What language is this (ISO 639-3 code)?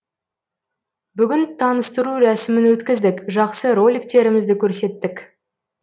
kaz